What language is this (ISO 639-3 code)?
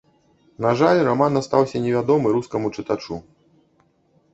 bel